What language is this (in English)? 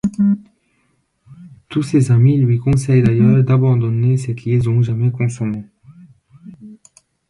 French